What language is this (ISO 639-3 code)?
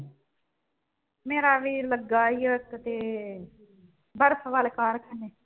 pan